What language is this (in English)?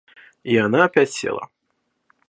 Russian